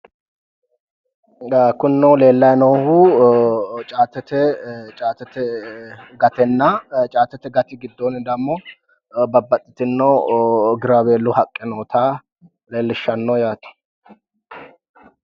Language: Sidamo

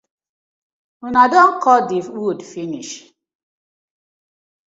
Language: Nigerian Pidgin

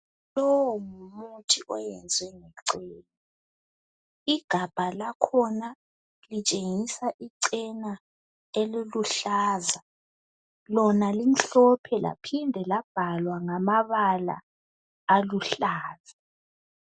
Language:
North Ndebele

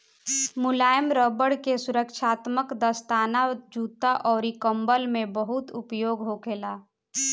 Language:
Bhojpuri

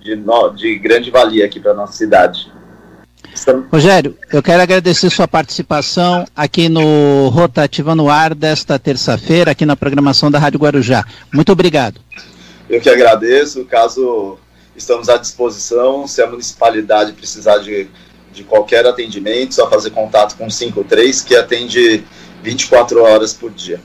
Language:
Portuguese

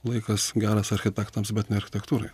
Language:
Lithuanian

